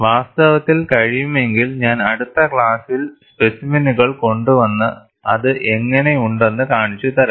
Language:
Malayalam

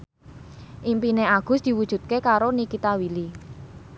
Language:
Javanese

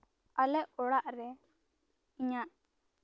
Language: Santali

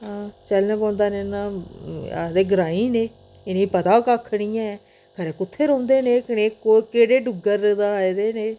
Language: Dogri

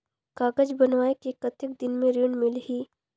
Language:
Chhattisgarhi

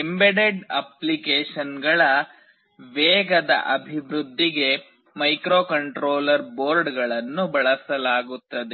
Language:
Kannada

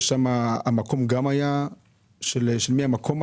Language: Hebrew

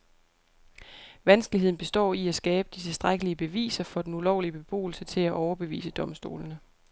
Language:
Danish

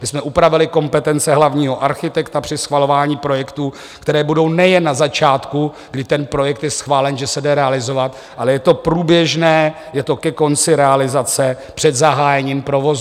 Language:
Czech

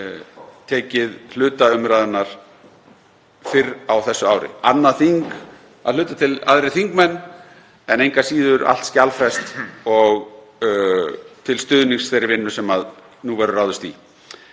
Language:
Icelandic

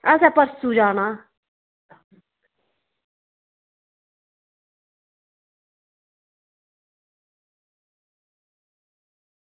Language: Dogri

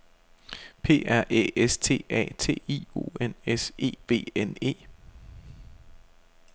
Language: Danish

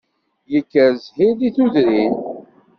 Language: Kabyle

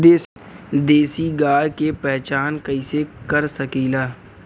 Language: Bhojpuri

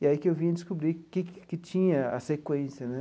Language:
Portuguese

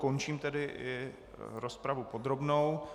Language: Czech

